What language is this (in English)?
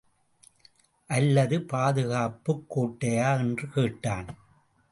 Tamil